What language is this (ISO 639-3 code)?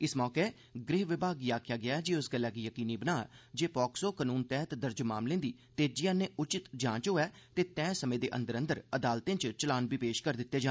doi